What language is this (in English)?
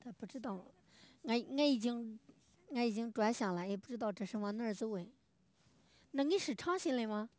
Chinese